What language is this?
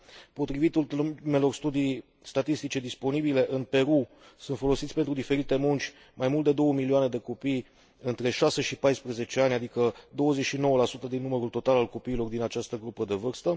Romanian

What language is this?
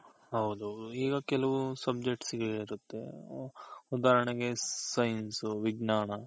Kannada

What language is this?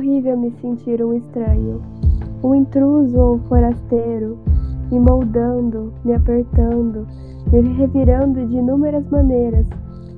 Portuguese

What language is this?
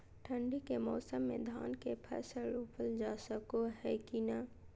Magahi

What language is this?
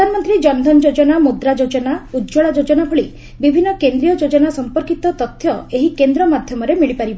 Odia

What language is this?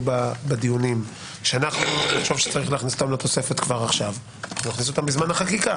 Hebrew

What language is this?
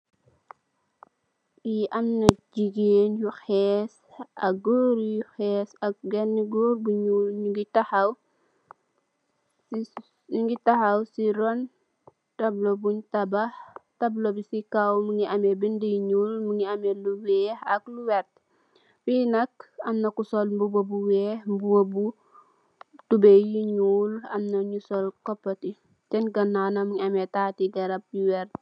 Wolof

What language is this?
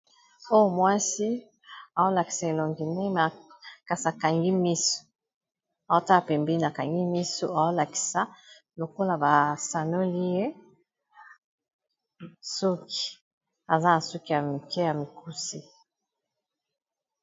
Lingala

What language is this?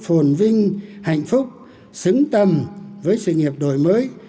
Vietnamese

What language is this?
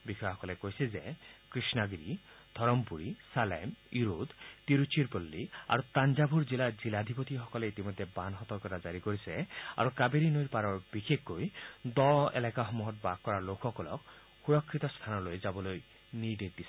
Assamese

